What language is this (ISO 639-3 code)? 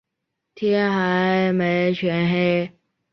zho